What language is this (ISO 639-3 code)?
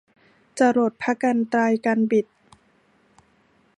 tha